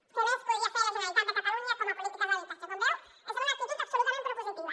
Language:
Catalan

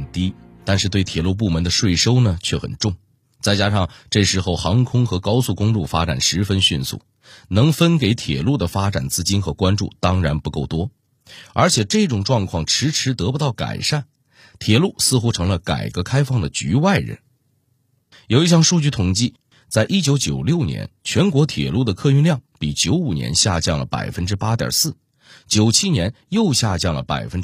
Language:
Chinese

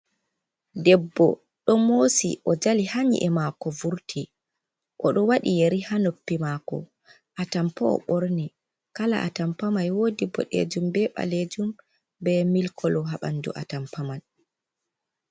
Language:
Fula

